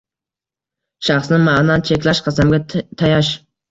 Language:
Uzbek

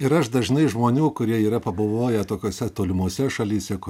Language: Lithuanian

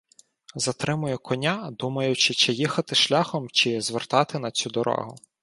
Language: Ukrainian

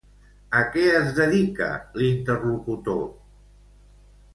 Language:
Catalan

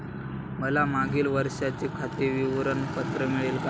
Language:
Marathi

